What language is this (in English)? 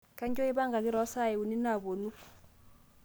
Masai